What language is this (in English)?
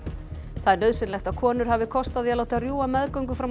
Icelandic